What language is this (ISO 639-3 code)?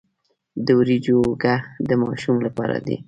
pus